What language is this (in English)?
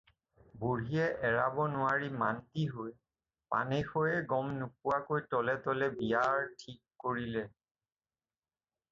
Assamese